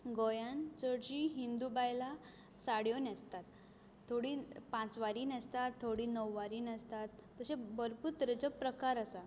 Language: Konkani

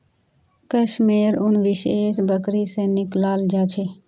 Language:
Magahi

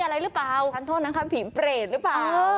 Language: Thai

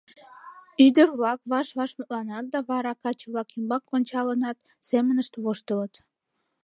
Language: Mari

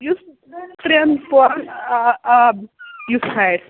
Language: Kashmiri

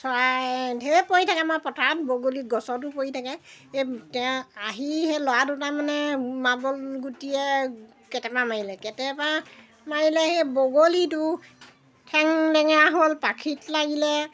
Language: Assamese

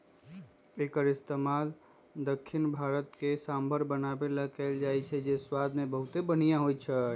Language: Magahi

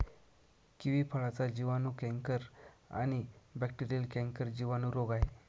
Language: Marathi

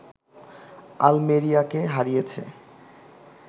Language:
Bangla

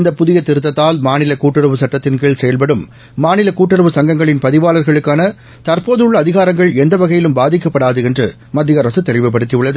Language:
Tamil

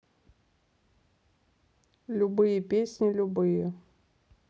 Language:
Russian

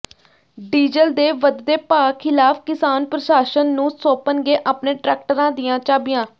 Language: Punjabi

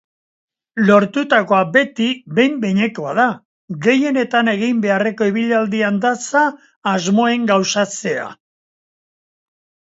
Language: Basque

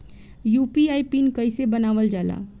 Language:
Bhojpuri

